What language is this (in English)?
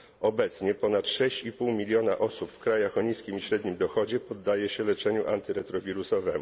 Polish